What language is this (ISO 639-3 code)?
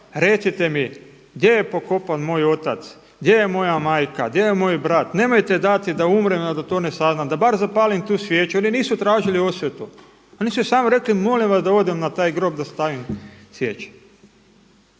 hrv